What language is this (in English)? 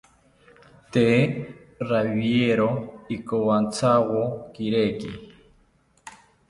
South Ucayali Ashéninka